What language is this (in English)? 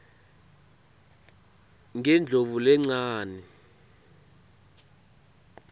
Swati